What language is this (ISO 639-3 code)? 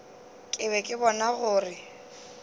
nso